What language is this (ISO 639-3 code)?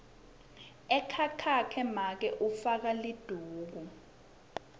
ssw